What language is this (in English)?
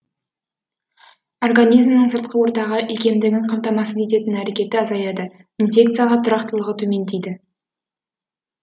Kazakh